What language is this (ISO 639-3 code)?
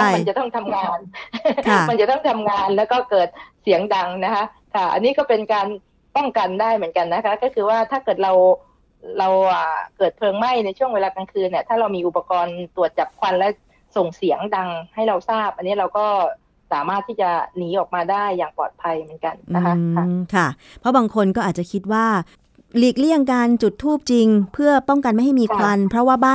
tha